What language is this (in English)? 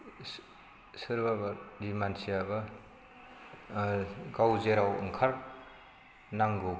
Bodo